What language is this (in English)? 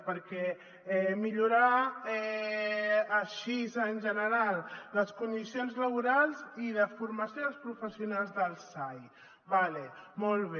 Catalan